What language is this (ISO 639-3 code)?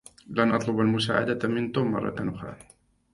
ara